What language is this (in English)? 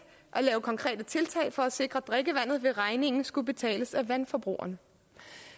Danish